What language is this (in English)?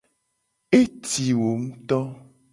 Gen